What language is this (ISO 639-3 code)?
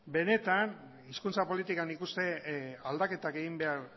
eus